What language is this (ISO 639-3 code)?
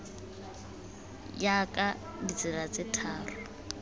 tsn